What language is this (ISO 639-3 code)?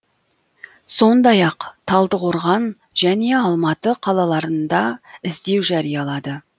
kaz